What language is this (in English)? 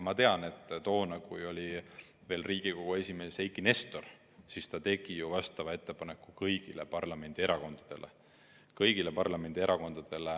Estonian